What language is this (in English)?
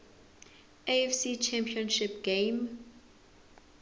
Zulu